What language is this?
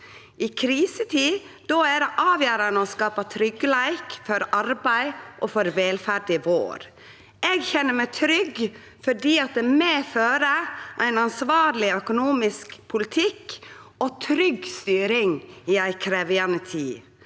Norwegian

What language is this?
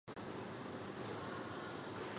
Chinese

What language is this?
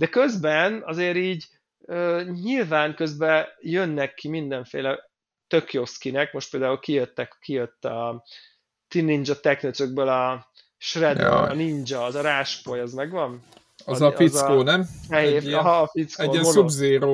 Hungarian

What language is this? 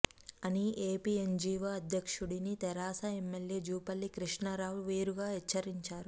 Telugu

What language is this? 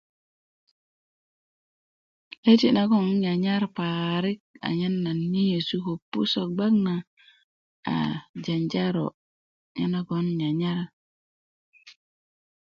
Kuku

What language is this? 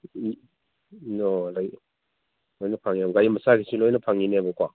Manipuri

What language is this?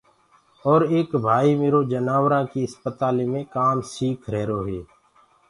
Gurgula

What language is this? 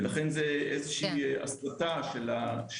Hebrew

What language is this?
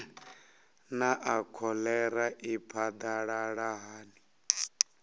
Venda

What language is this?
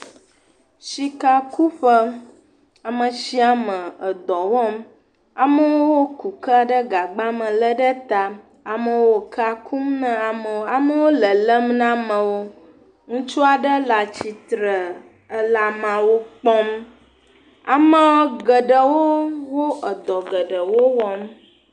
Ewe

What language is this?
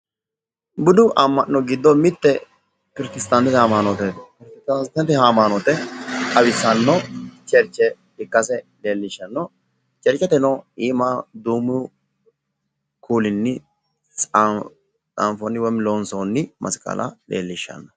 Sidamo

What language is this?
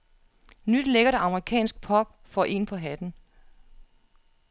Danish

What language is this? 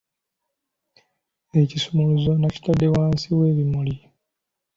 Ganda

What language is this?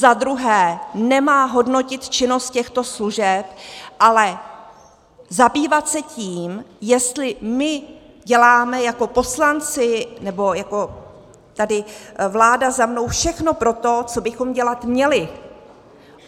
Czech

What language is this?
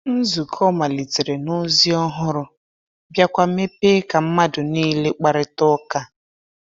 Igbo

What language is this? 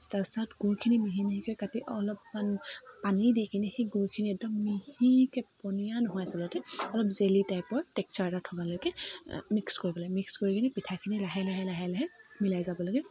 Assamese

